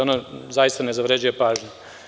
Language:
Serbian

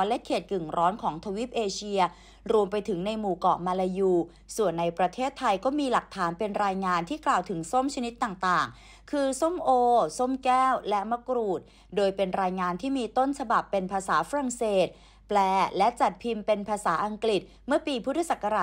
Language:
Thai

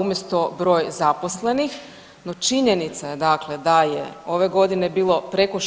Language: Croatian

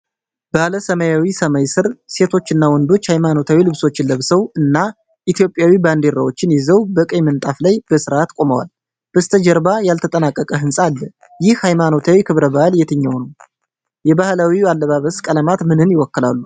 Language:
Amharic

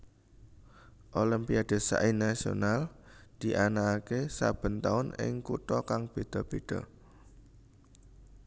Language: Javanese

